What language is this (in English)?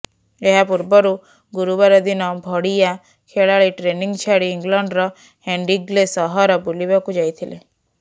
Odia